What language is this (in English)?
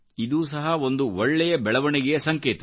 Kannada